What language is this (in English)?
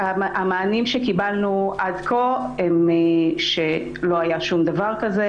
Hebrew